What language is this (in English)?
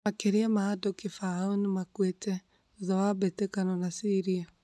Kikuyu